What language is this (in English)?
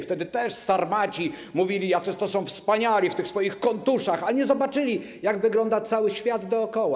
Polish